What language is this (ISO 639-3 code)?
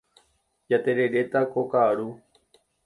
grn